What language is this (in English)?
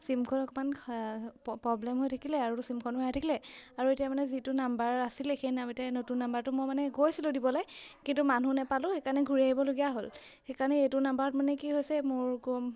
Assamese